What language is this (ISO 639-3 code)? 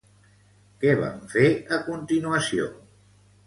cat